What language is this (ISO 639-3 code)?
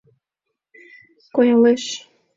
chm